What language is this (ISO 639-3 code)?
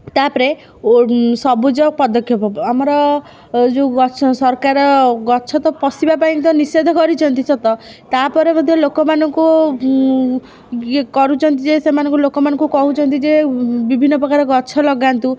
ori